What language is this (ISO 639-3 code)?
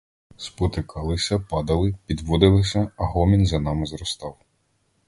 ukr